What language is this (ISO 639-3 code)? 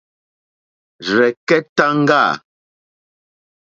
bri